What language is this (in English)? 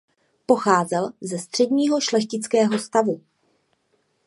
Czech